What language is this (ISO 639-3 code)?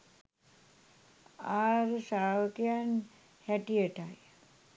sin